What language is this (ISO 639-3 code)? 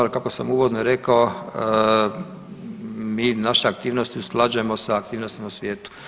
hrv